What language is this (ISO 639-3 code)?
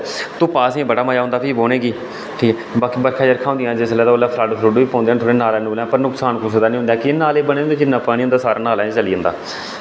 doi